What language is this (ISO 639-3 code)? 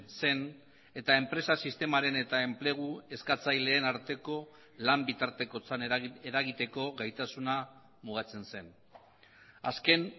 eus